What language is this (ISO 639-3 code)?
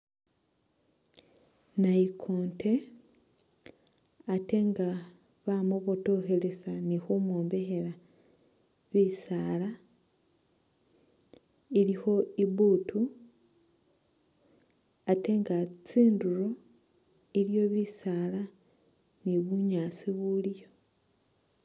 myx